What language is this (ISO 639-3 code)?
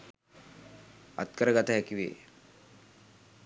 sin